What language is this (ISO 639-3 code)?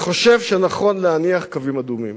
heb